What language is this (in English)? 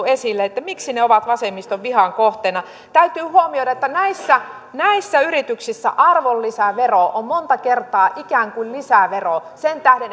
Finnish